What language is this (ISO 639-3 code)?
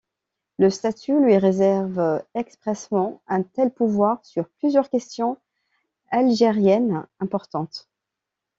fra